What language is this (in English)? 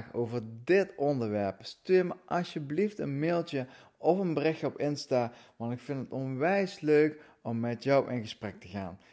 Dutch